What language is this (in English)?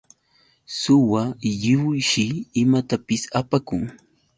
Yauyos Quechua